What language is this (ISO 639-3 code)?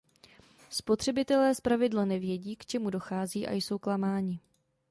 ces